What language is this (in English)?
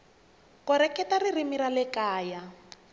Tsonga